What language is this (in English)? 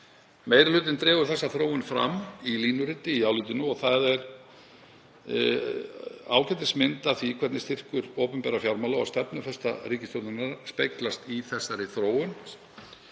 Icelandic